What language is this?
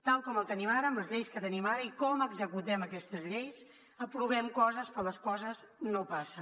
Catalan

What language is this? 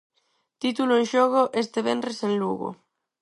Galician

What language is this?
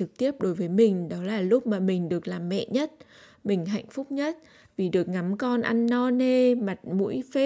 Vietnamese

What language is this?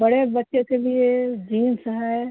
Hindi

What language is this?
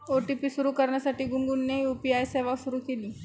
Marathi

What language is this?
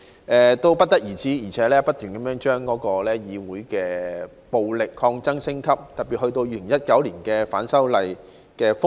Cantonese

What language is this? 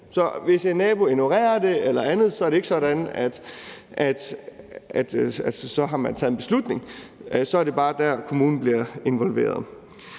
Danish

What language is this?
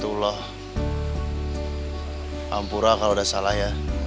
Indonesian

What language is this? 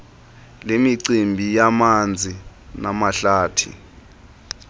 Xhosa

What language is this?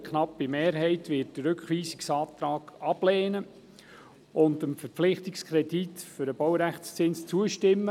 Swiss German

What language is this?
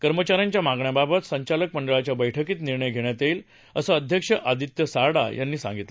Marathi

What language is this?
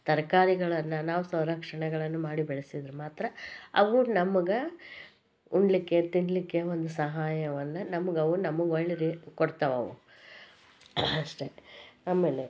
Kannada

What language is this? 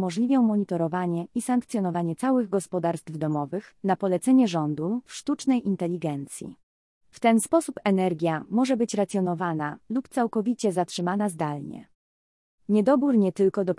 Polish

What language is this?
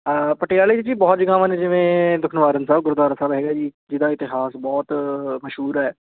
Punjabi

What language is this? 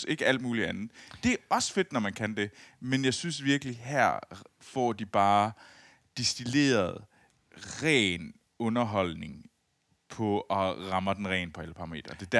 Danish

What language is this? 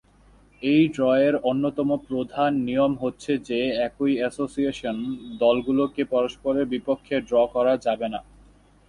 Bangla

